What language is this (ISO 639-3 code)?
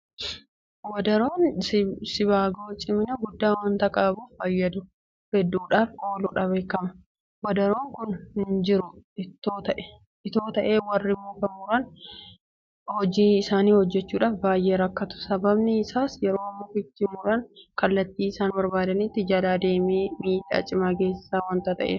orm